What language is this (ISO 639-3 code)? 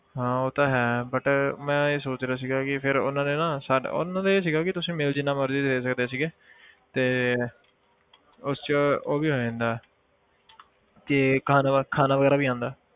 pan